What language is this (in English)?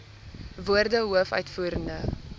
Afrikaans